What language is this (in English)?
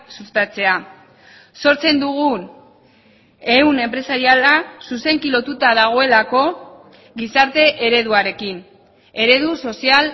Basque